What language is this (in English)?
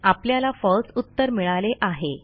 Marathi